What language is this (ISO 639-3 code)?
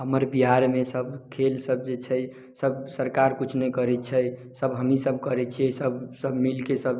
mai